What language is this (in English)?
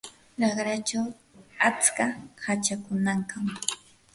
Yanahuanca Pasco Quechua